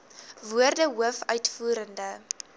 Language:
Afrikaans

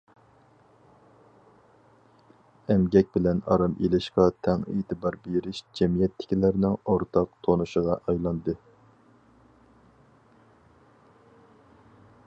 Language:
Uyghur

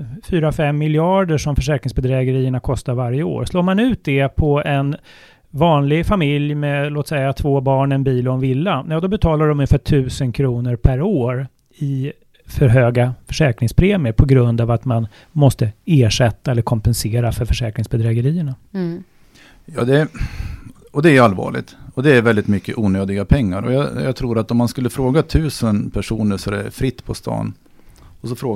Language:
Swedish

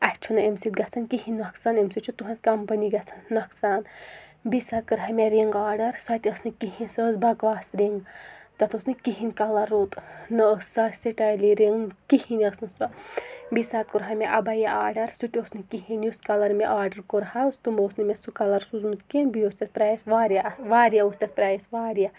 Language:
Kashmiri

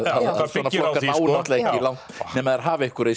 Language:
Icelandic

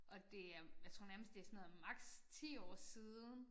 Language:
Danish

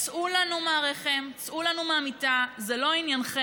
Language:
Hebrew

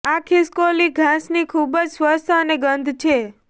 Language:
Gujarati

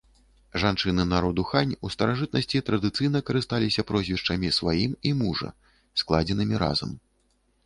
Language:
Belarusian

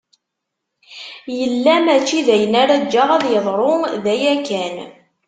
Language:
Kabyle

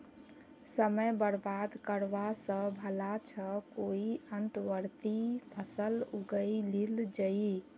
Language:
Magahi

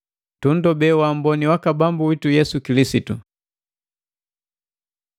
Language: Matengo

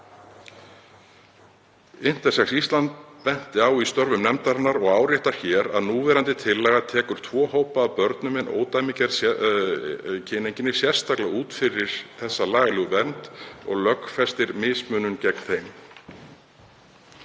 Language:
Icelandic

